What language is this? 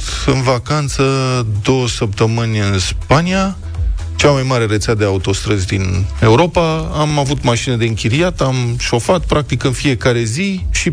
Romanian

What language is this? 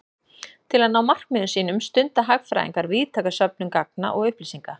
Icelandic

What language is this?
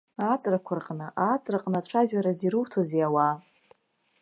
Abkhazian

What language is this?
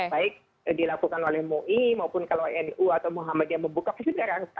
Indonesian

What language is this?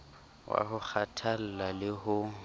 Southern Sotho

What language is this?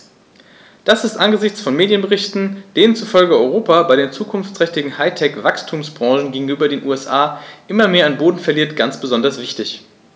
German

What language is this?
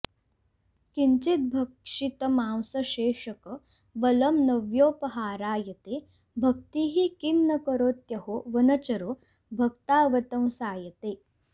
Sanskrit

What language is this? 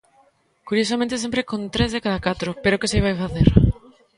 Galician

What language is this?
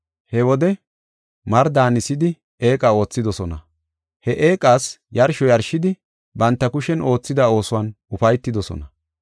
Gofa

